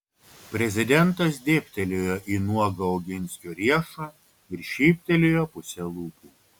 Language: Lithuanian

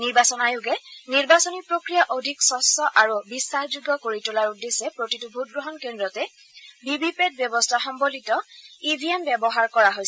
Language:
Assamese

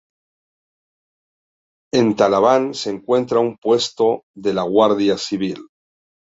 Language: Spanish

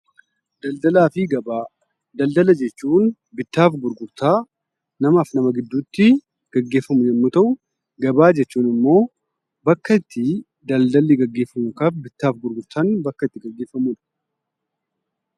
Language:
Oromo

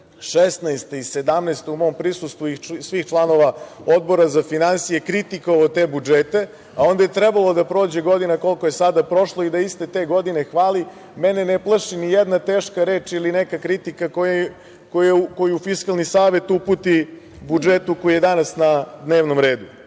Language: Serbian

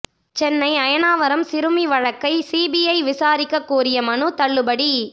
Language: Tamil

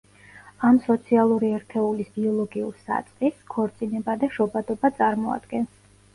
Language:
Georgian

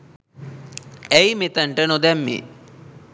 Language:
Sinhala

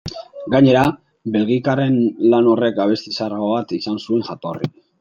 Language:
Basque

